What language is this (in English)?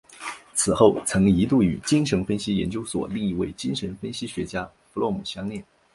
Chinese